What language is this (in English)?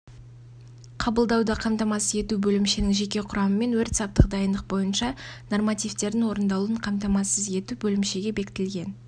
Kazakh